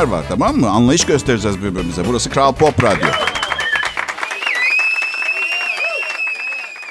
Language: Turkish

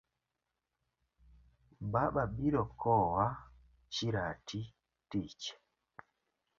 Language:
Luo (Kenya and Tanzania)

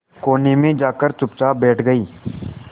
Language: Hindi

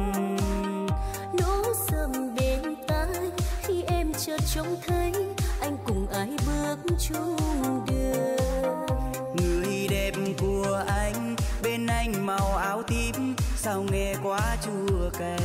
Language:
Vietnamese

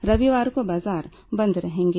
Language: Hindi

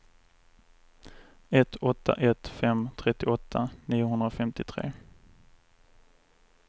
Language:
Swedish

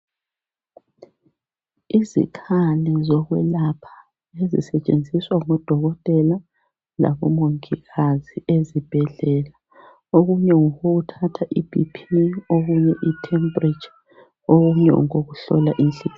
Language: North Ndebele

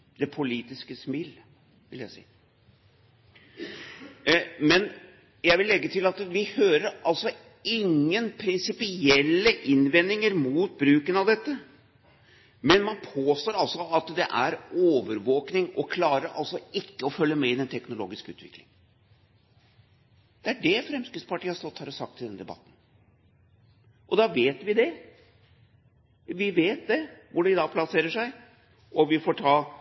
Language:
Norwegian Bokmål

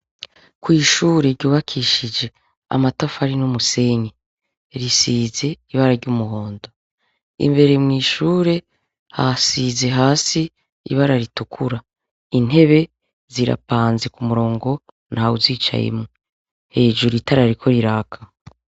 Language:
Rundi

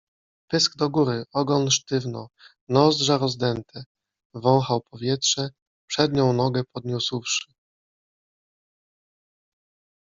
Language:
Polish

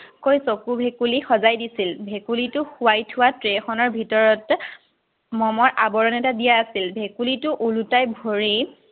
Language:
Assamese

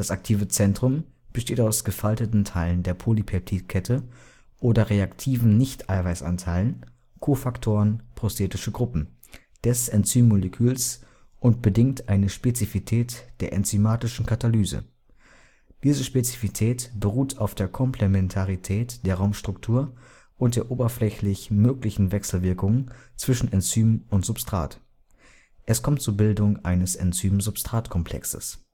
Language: German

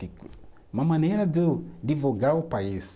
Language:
Portuguese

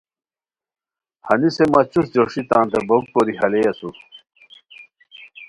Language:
Khowar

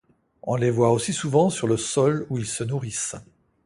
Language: French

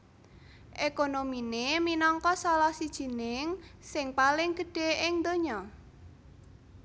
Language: Javanese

